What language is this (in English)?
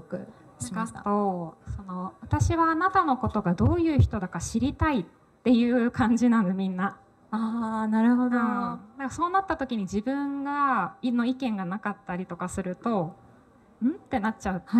Japanese